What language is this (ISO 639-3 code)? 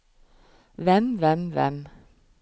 nor